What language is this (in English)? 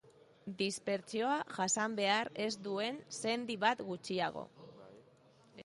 Basque